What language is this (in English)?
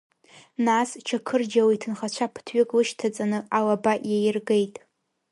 Abkhazian